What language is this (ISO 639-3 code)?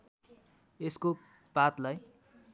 nep